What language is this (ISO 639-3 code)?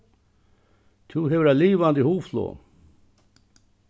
fao